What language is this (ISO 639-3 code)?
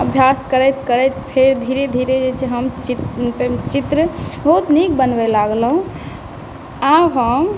mai